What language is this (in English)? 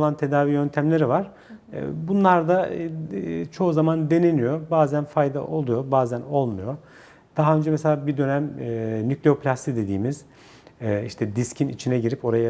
Turkish